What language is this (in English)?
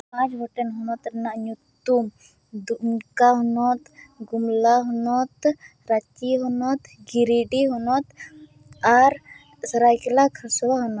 Santali